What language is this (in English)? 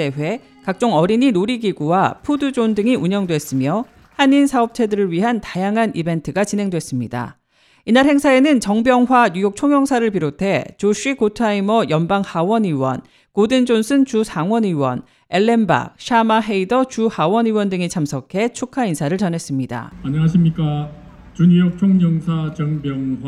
Korean